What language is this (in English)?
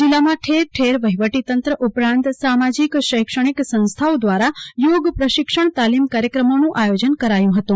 Gujarati